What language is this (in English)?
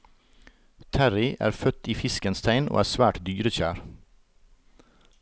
Norwegian